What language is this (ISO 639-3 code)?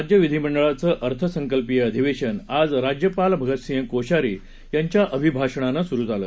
mar